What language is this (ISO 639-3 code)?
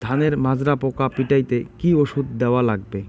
ben